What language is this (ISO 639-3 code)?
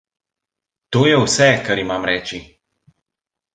slv